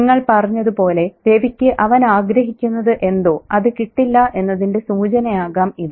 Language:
Malayalam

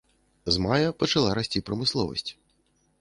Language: Belarusian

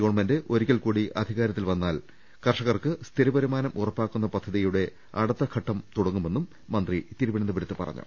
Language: Malayalam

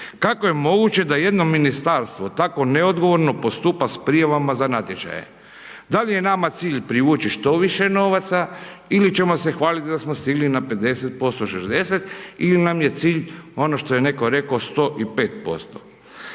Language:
Croatian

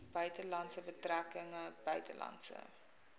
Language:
Afrikaans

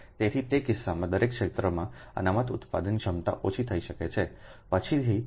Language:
Gujarati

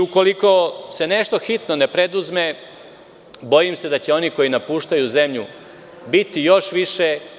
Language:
Serbian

